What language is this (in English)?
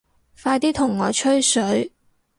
Cantonese